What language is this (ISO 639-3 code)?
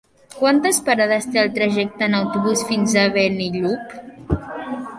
cat